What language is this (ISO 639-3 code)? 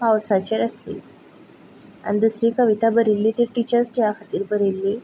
kok